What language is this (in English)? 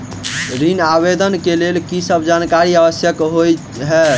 Maithili